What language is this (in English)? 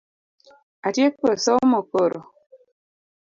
Luo (Kenya and Tanzania)